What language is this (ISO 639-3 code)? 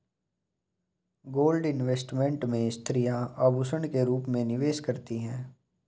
hin